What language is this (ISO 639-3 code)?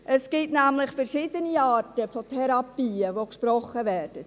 gsw